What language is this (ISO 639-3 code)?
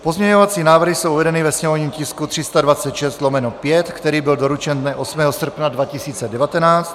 ces